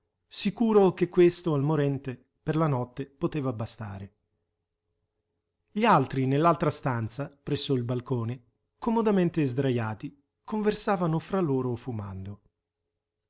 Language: Italian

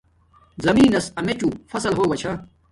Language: Domaaki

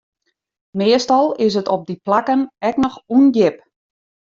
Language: Western Frisian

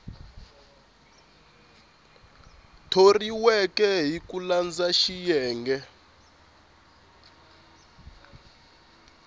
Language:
Tsonga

